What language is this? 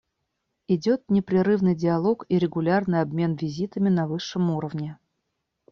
Russian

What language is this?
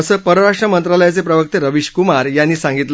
Marathi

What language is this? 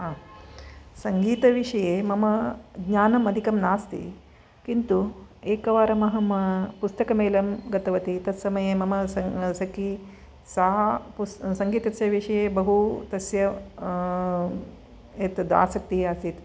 Sanskrit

